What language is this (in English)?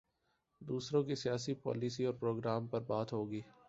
Urdu